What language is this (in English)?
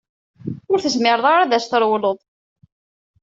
Kabyle